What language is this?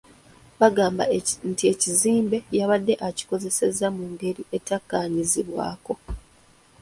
Ganda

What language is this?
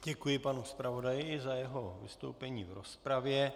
Czech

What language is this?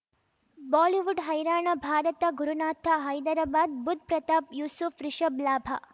Kannada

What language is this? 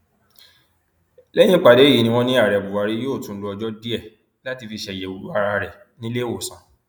Yoruba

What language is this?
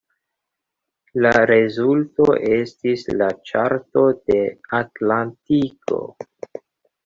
Esperanto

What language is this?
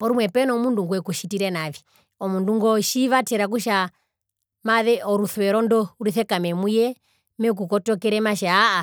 Herero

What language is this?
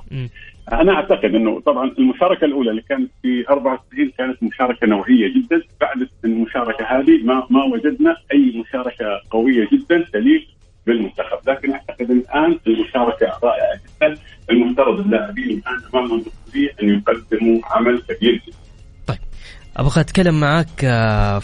Arabic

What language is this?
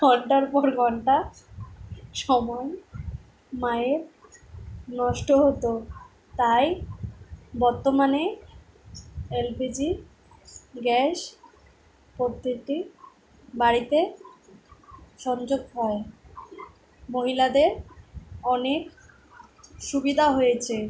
Bangla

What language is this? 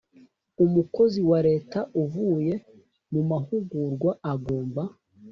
Kinyarwanda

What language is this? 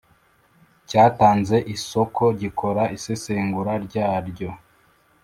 Kinyarwanda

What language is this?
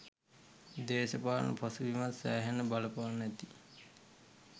Sinhala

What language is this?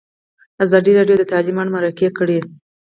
Pashto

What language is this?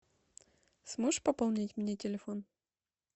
Russian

